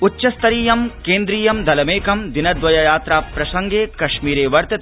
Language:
Sanskrit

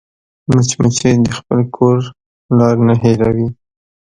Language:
Pashto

